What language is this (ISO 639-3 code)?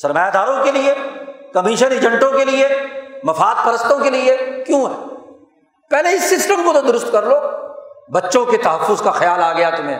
urd